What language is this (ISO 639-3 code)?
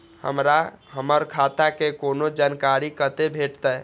mai